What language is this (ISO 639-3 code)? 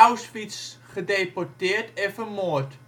nld